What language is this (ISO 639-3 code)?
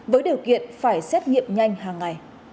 vie